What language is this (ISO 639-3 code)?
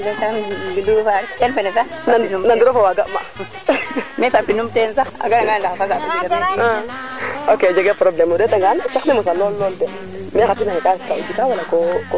srr